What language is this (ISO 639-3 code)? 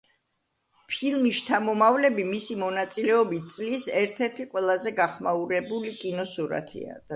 kat